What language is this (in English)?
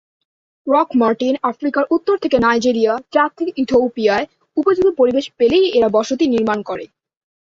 Bangla